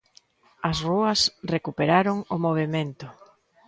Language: Galician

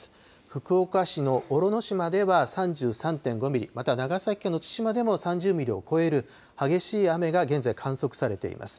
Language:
Japanese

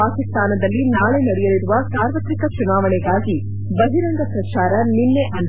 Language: Kannada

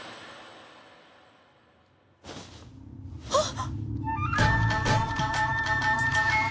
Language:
Japanese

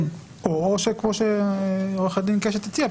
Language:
Hebrew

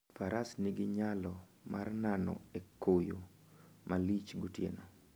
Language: Luo (Kenya and Tanzania)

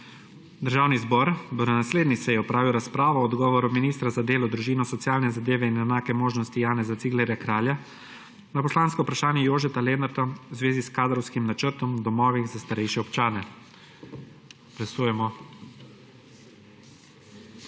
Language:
Slovenian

